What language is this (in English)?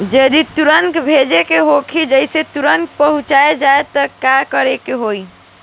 Bhojpuri